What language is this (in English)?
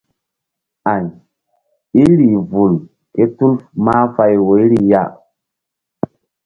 Mbum